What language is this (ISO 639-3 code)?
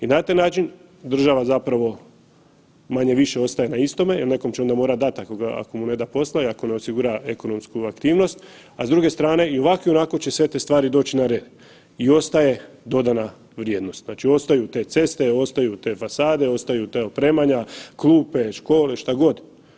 hrv